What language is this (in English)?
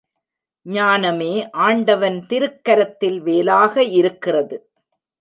Tamil